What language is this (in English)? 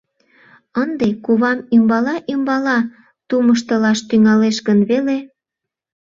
Mari